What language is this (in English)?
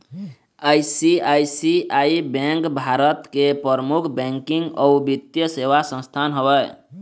Chhattisgarhi